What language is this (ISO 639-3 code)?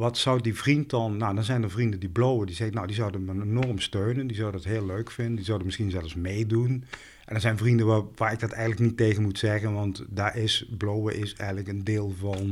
nld